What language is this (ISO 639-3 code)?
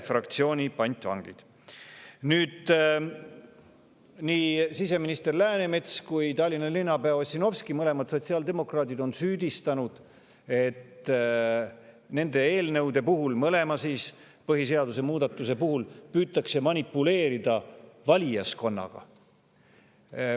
est